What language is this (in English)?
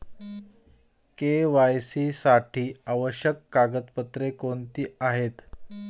Marathi